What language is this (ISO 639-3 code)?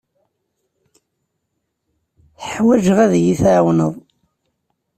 kab